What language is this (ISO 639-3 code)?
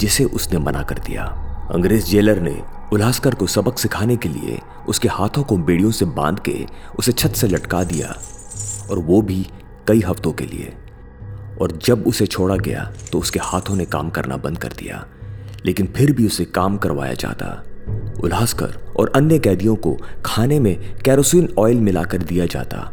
hin